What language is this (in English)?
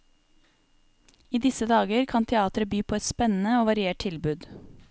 Norwegian